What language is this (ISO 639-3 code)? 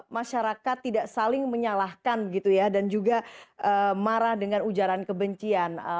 ind